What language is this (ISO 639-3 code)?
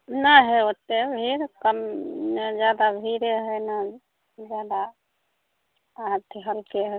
mai